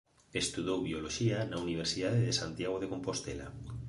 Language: Galician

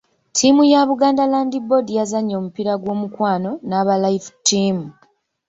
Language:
Ganda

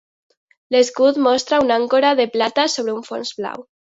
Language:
Catalan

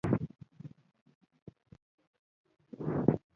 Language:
Pashto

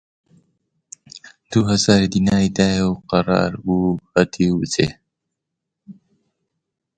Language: Central Kurdish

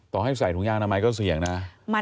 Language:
Thai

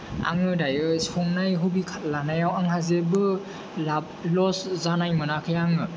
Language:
Bodo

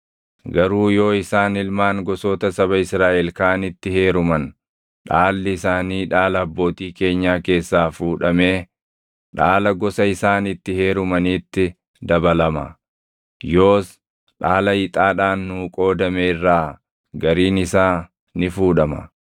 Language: Oromo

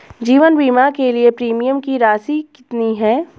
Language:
Hindi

